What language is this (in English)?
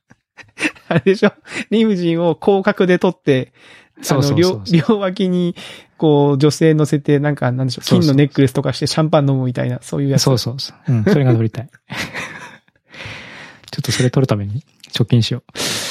Japanese